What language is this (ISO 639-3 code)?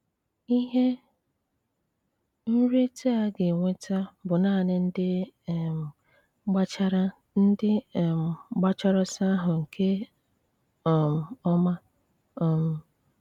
ibo